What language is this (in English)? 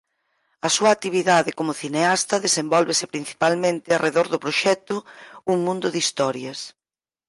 Galician